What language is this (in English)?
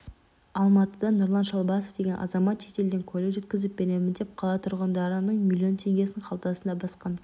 Kazakh